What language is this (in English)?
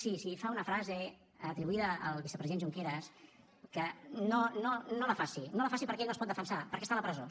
Catalan